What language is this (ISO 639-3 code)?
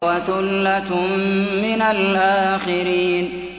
ara